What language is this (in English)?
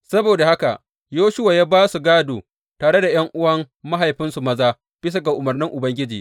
Hausa